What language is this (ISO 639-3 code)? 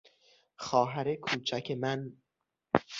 fas